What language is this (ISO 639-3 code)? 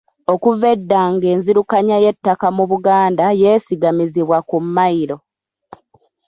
lug